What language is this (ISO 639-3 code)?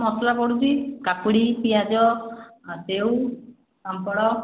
ori